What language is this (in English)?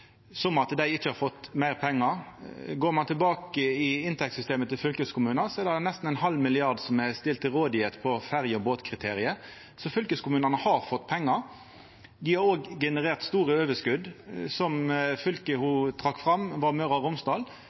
Norwegian Nynorsk